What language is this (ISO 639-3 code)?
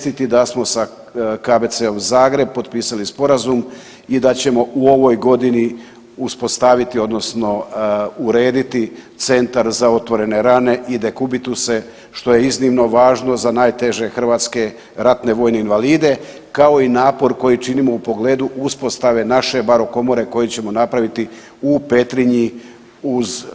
hrv